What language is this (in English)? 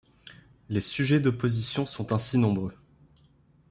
French